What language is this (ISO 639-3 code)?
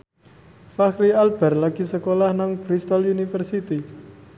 jav